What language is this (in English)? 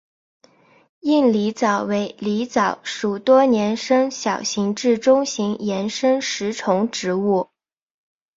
Chinese